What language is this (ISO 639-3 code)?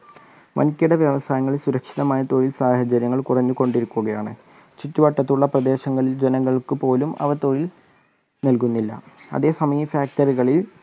mal